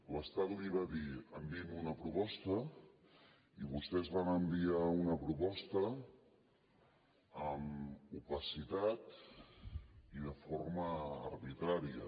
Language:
Catalan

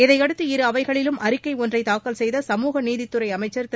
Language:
Tamil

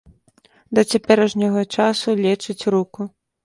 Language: Belarusian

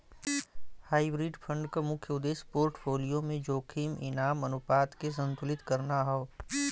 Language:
Bhojpuri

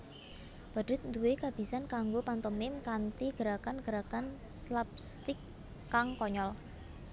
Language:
Javanese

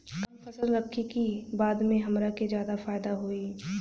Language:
Bhojpuri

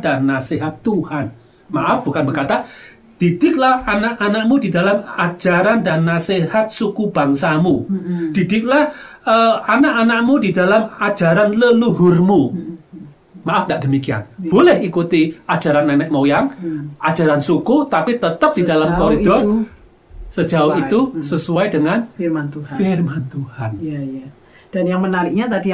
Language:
Indonesian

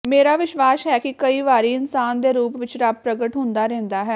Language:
Punjabi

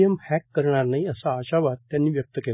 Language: Marathi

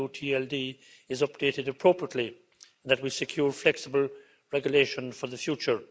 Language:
English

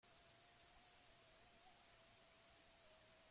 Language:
Basque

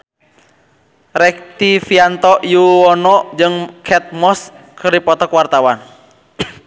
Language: Sundanese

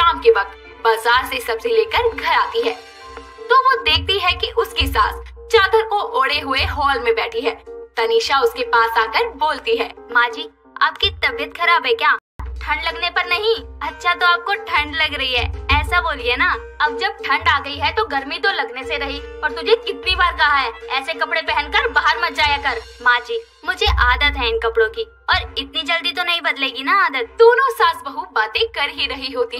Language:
Hindi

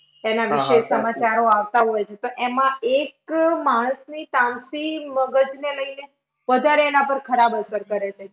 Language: Gujarati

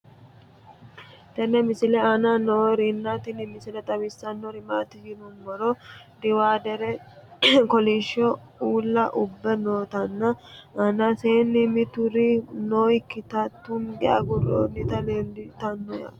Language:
Sidamo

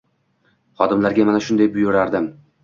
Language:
Uzbek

